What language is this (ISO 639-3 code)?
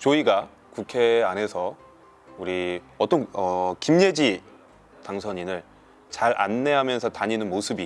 kor